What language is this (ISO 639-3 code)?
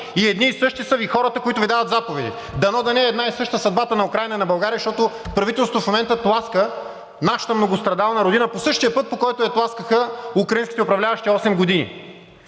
bul